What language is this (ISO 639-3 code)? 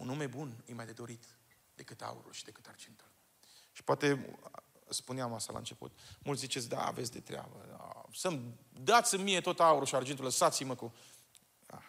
ron